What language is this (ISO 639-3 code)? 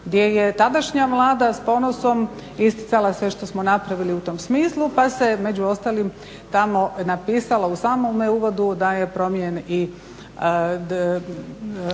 hrv